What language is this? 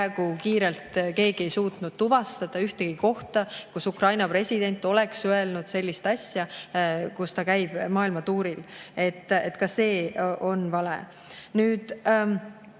Estonian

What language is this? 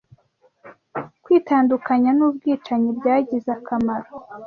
Kinyarwanda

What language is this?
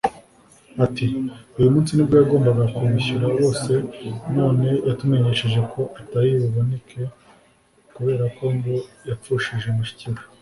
Kinyarwanda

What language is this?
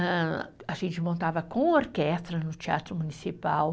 Portuguese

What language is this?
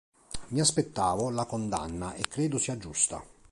Italian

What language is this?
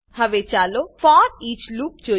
Gujarati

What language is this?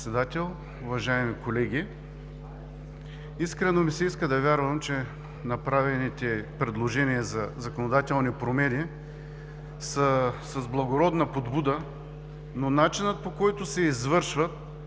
Bulgarian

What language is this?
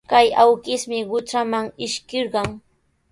Sihuas Ancash Quechua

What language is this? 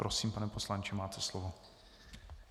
Czech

